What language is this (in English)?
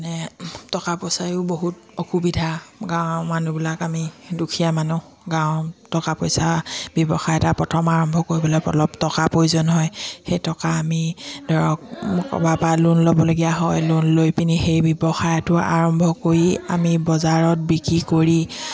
Assamese